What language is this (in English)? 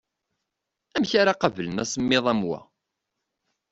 Kabyle